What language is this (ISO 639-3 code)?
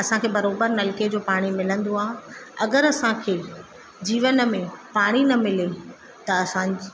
snd